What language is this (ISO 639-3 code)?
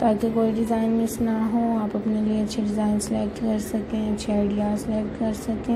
ron